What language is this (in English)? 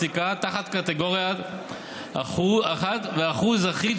Hebrew